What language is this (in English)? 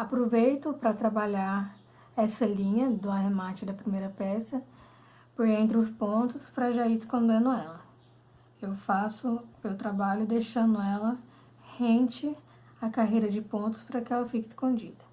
Portuguese